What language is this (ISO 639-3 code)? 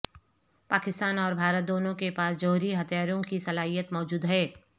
urd